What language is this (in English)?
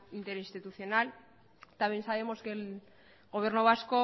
Spanish